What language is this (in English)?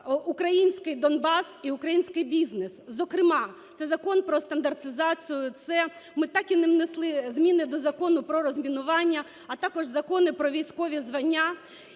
Ukrainian